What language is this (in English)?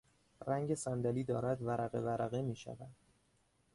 Persian